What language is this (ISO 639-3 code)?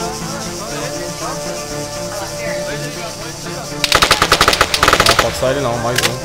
por